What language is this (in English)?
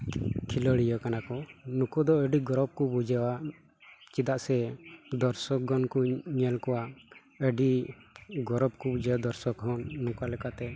Santali